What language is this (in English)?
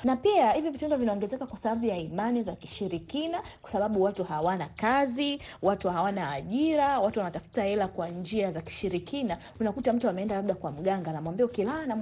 Swahili